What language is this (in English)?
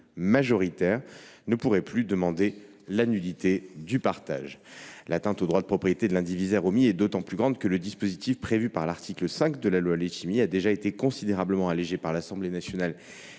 French